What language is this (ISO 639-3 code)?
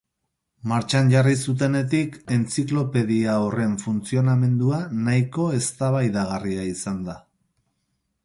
eus